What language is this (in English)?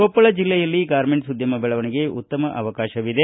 Kannada